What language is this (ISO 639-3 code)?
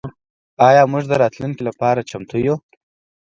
pus